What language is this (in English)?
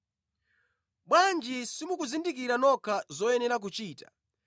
Nyanja